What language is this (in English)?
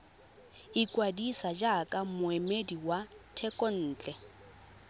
Tswana